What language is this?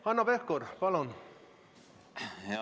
Estonian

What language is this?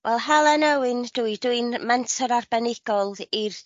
Welsh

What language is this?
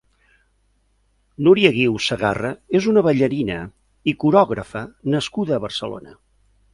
Catalan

